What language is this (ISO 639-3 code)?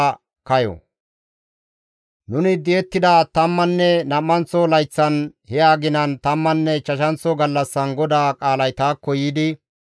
gmv